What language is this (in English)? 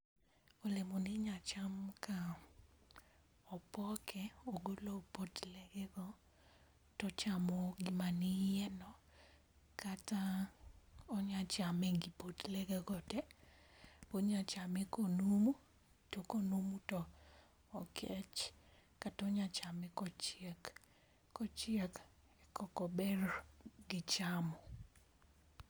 Luo (Kenya and Tanzania)